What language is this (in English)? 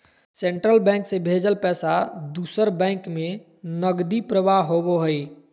Magahi